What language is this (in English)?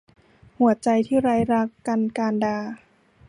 Thai